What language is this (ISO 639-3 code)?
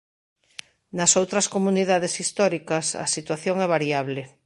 glg